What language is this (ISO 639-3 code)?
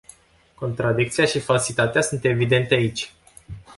ron